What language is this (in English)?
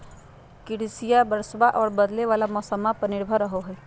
Magahi